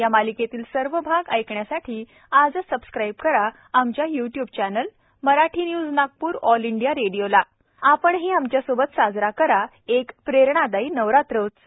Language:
Marathi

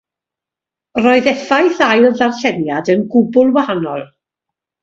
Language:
Welsh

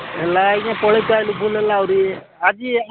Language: Odia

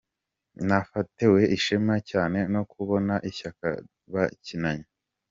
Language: Kinyarwanda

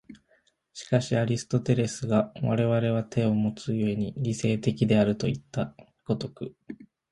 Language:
Japanese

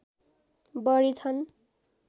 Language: Nepali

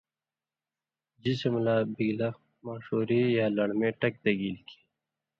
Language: Indus Kohistani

